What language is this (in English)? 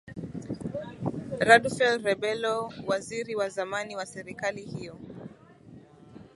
Swahili